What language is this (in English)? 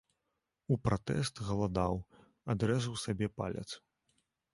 Belarusian